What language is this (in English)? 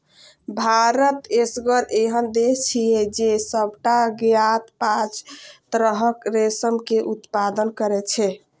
Maithili